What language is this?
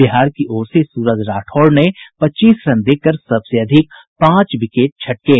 Hindi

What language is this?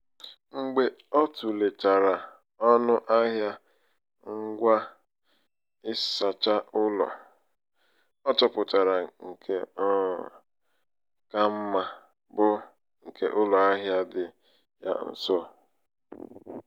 Igbo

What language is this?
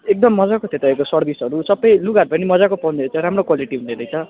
Nepali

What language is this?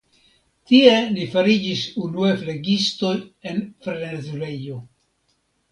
Esperanto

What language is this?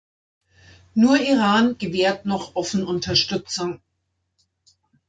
German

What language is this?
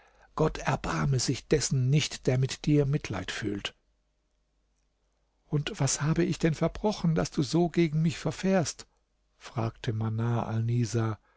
German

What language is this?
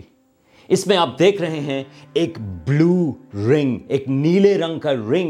Urdu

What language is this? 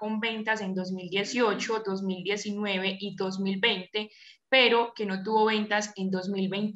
Spanish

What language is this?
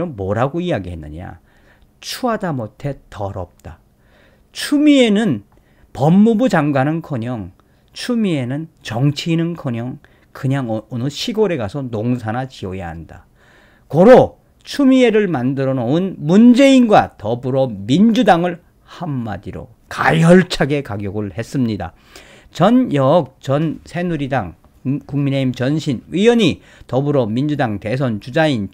Korean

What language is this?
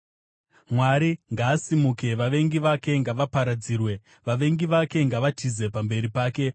Shona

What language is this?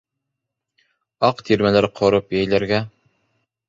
Bashkir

